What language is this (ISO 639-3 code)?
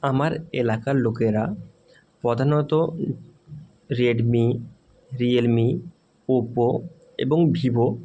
ben